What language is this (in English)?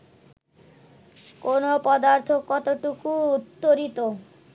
Bangla